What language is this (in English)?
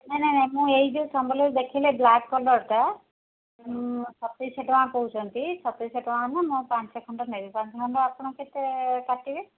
Odia